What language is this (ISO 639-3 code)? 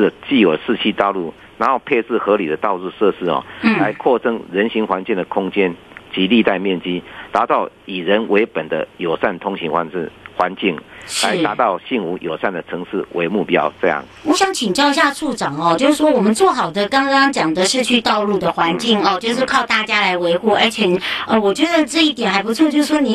zho